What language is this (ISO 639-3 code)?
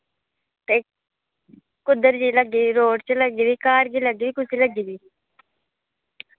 doi